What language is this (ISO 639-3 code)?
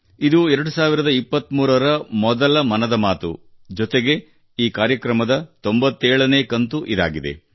kan